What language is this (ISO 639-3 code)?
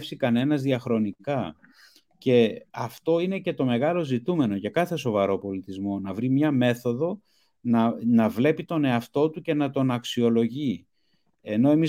ell